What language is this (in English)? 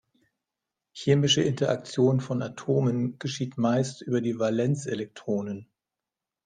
German